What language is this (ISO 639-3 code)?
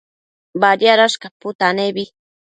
mcf